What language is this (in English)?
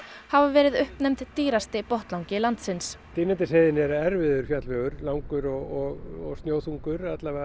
Icelandic